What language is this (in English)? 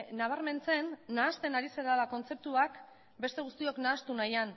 Basque